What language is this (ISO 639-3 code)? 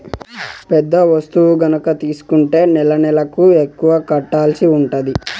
tel